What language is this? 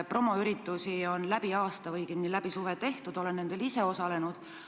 Estonian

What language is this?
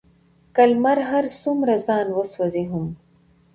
Pashto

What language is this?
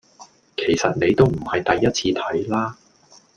Cantonese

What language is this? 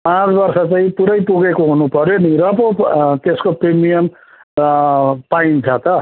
Nepali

